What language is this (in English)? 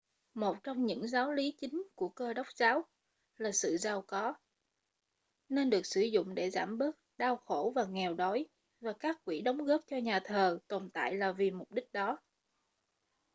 Vietnamese